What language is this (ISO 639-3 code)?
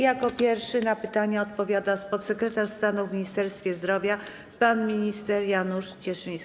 pol